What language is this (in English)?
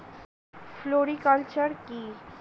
Bangla